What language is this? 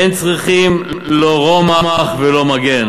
Hebrew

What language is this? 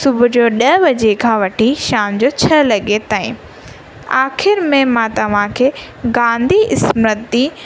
Sindhi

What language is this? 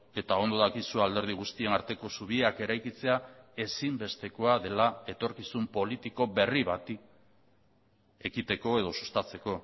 Basque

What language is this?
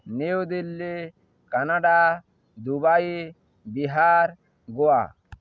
Odia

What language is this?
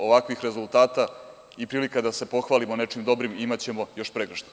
Serbian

